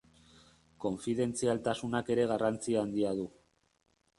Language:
Basque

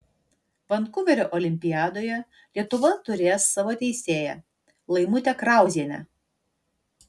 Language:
Lithuanian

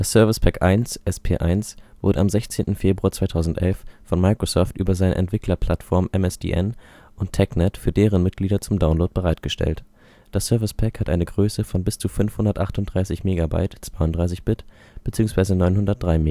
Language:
German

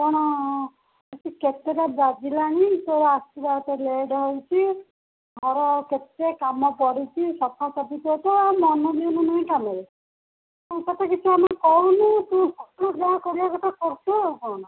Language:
Odia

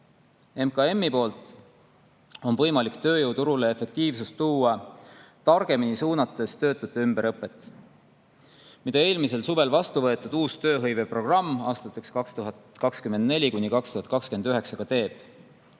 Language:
Estonian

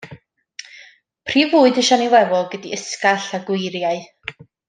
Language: Welsh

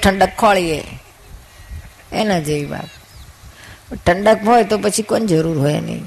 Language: Gujarati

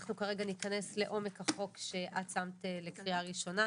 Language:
Hebrew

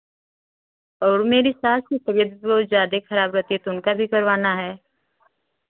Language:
Hindi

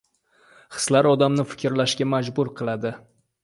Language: Uzbek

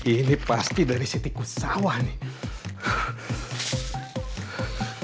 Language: Indonesian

